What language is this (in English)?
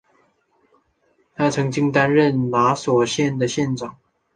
Chinese